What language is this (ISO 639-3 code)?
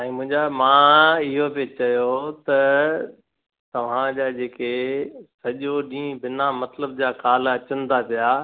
snd